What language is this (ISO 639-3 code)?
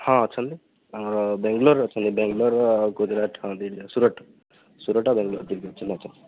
ori